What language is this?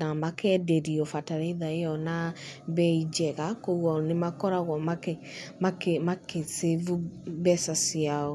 Kikuyu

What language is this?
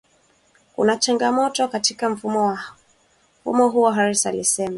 Swahili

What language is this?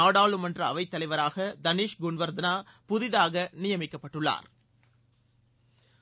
Tamil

